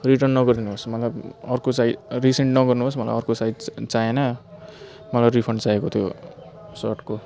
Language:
Nepali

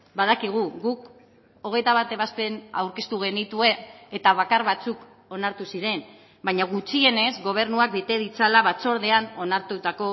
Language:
Basque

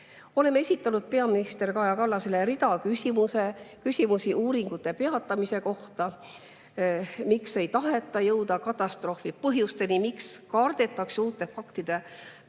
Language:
Estonian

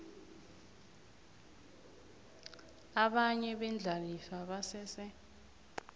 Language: South Ndebele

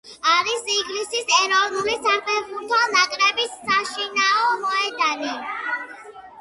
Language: Georgian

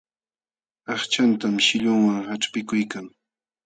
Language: Jauja Wanca Quechua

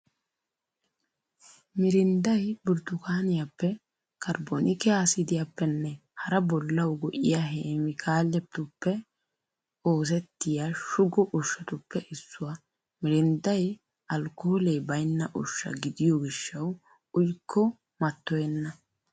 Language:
Wolaytta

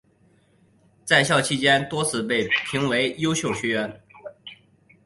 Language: Chinese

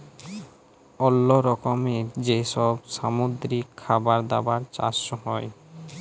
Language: Bangla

